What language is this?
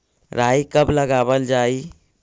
Magahi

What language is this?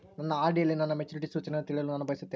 Kannada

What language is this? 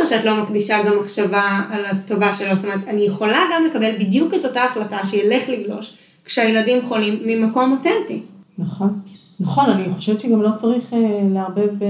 Hebrew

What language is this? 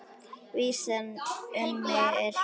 Icelandic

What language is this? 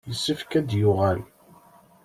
Kabyle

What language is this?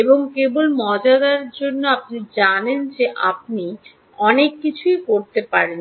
Bangla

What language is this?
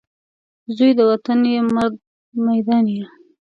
Pashto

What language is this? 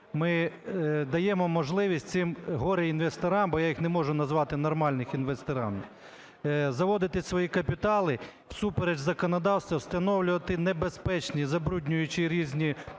Ukrainian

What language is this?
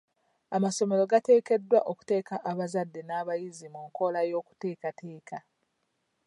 Ganda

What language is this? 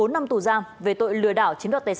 Vietnamese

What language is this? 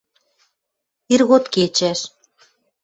Western Mari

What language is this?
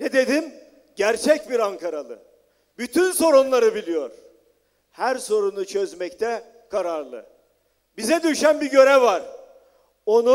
Turkish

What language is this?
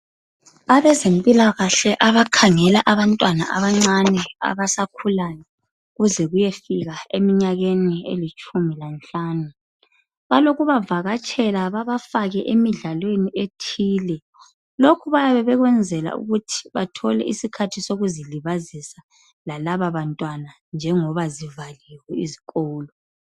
North Ndebele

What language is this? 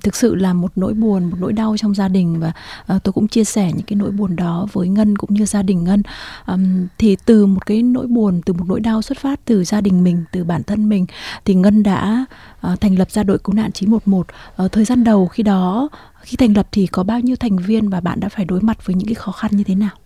Vietnamese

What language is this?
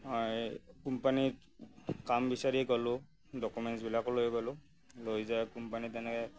Assamese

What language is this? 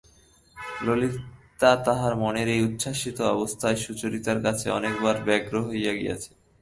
Bangla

